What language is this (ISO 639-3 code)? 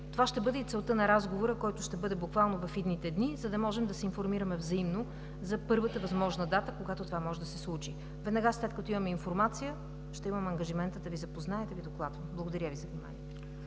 bul